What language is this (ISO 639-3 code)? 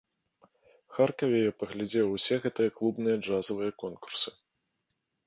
bel